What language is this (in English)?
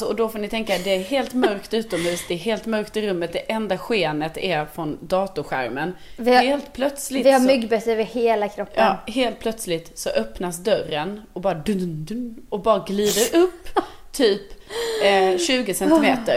Swedish